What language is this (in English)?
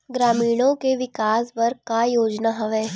Chhattisgarhi